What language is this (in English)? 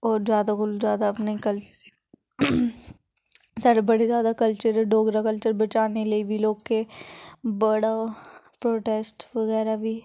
Dogri